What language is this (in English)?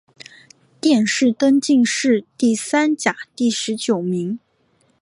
Chinese